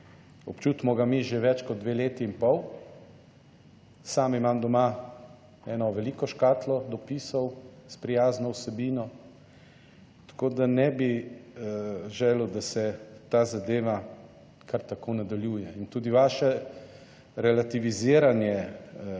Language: Slovenian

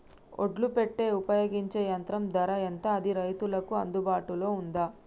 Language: Telugu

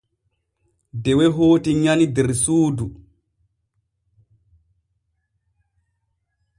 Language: Borgu Fulfulde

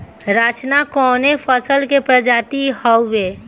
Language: Bhojpuri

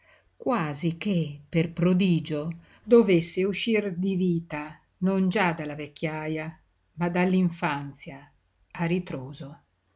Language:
Italian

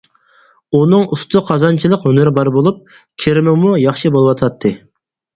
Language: Uyghur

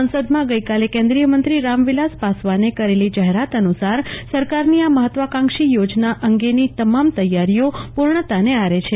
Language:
Gujarati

